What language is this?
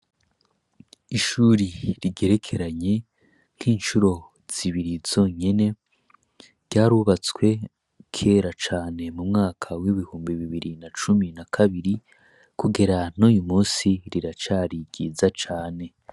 Rundi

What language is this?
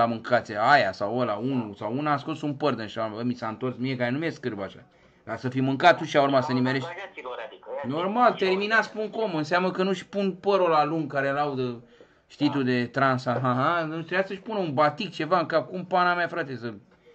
Romanian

